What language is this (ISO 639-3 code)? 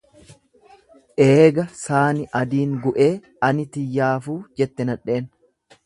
orm